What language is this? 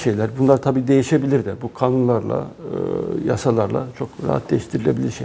Turkish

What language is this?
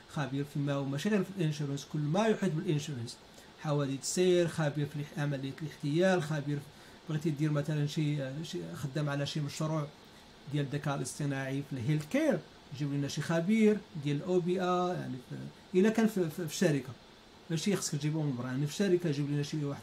Arabic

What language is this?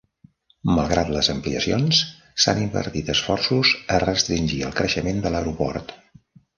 Catalan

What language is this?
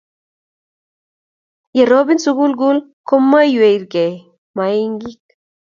Kalenjin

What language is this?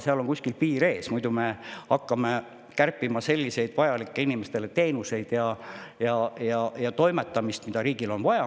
Estonian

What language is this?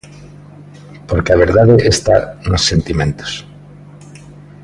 Galician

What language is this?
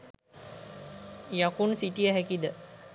Sinhala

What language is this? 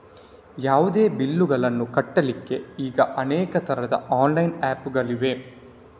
Kannada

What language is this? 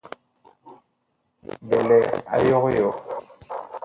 Bakoko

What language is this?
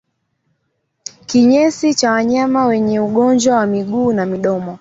Swahili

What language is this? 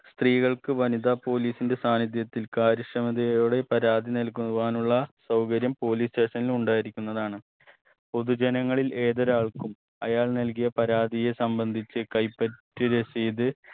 Malayalam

